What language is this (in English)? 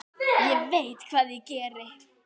Icelandic